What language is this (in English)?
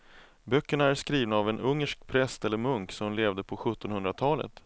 Swedish